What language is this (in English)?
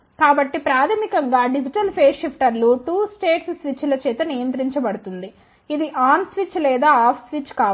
Telugu